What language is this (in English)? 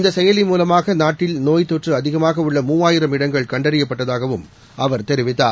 Tamil